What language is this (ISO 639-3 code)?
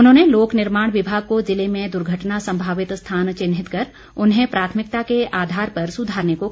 hin